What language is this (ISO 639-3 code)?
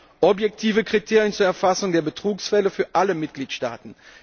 deu